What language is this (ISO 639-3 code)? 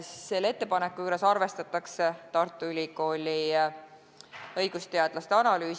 est